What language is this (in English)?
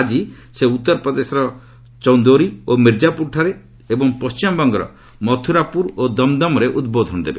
Odia